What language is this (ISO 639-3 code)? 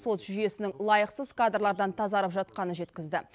kaz